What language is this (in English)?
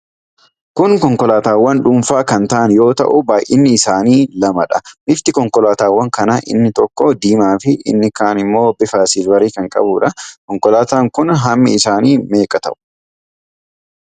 Oromo